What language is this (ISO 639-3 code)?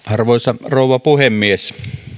fin